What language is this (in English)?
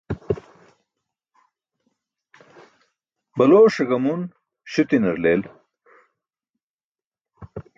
Burushaski